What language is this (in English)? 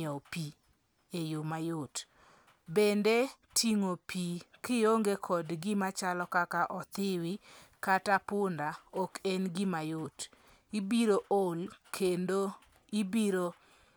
Luo (Kenya and Tanzania)